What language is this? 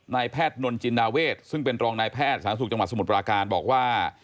Thai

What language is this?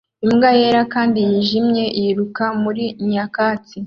Kinyarwanda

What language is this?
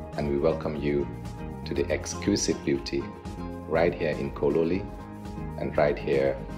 English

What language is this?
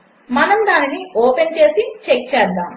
Telugu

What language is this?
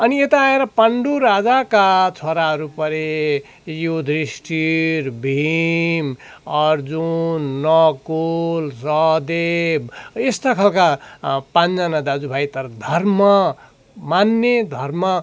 Nepali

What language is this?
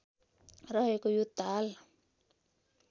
Nepali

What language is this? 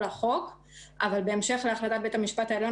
Hebrew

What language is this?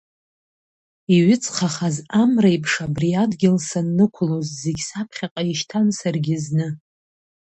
Abkhazian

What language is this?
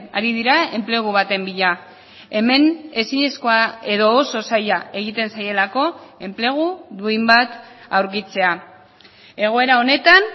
Basque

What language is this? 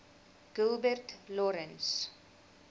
Afrikaans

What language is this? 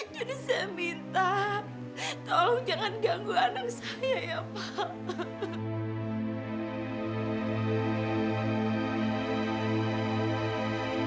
Indonesian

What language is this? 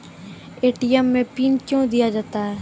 Maithili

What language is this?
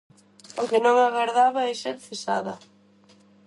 Galician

